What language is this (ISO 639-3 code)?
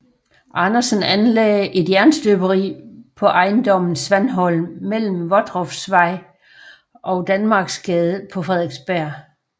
dan